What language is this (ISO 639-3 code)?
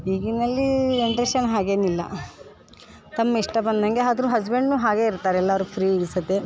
kan